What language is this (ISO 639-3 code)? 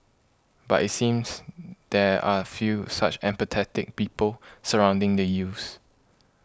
eng